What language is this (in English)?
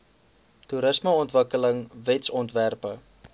Afrikaans